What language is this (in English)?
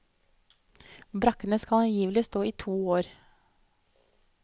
Norwegian